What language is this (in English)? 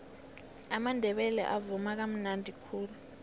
South Ndebele